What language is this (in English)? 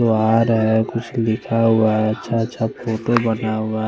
Hindi